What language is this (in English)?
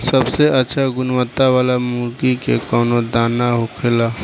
Bhojpuri